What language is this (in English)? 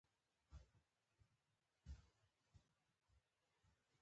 Pashto